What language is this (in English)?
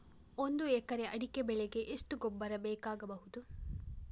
Kannada